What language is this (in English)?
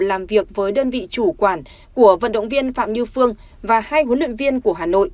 Vietnamese